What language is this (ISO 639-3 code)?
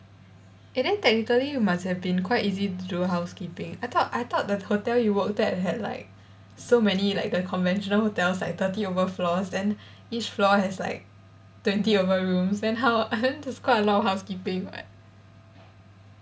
eng